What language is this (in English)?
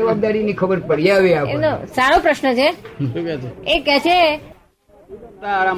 Gujarati